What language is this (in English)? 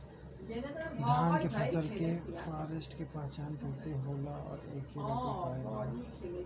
Bhojpuri